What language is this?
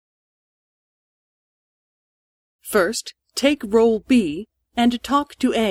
Japanese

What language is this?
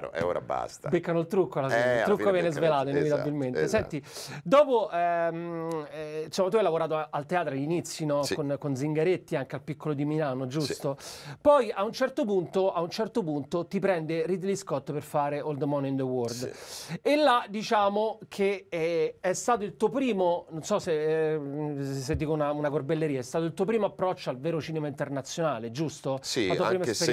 Italian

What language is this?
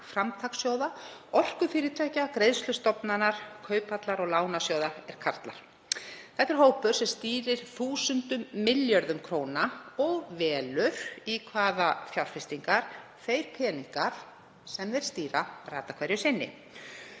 Icelandic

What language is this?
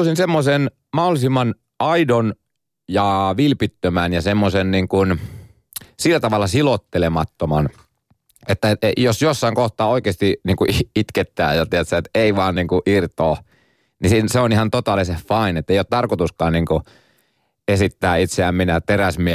Finnish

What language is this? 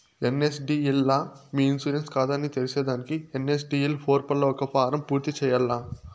Telugu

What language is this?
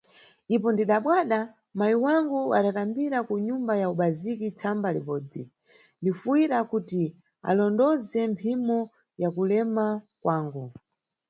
Nyungwe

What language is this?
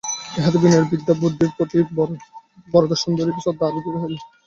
Bangla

